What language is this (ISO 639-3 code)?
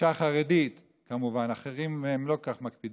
heb